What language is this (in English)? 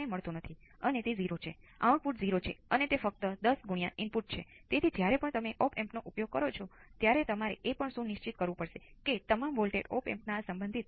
Gujarati